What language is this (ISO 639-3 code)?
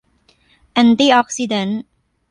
tha